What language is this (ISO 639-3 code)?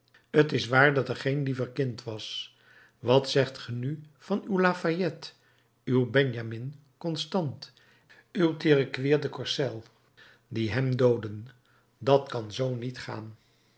nld